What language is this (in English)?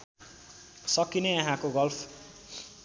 Nepali